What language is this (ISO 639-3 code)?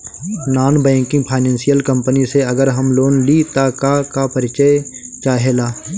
bho